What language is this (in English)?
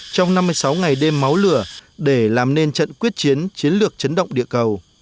Vietnamese